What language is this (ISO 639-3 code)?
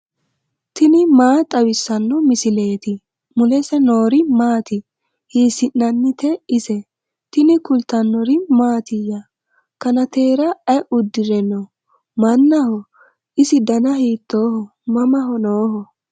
sid